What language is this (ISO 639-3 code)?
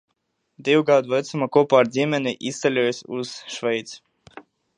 lav